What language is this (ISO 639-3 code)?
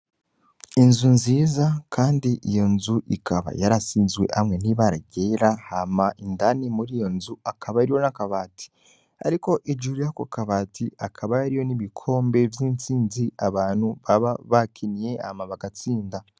run